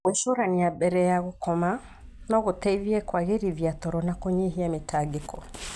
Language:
Kikuyu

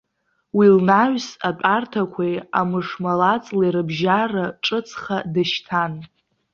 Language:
Abkhazian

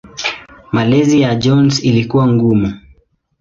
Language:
Swahili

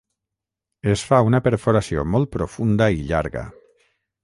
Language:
Catalan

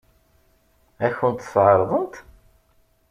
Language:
Kabyle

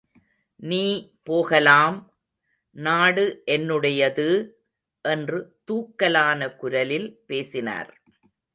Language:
Tamil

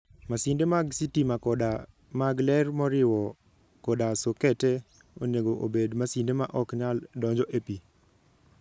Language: Luo (Kenya and Tanzania)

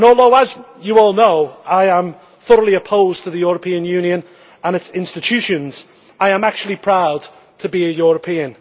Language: English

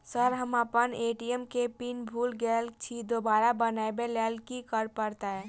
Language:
Maithili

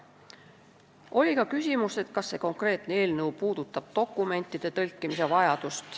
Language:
Estonian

